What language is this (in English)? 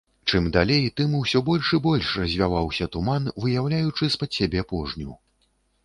Belarusian